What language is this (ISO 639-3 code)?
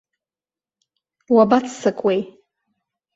abk